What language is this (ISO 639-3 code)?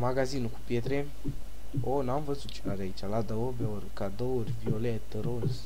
ron